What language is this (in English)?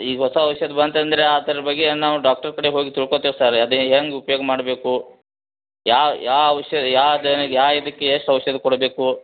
Kannada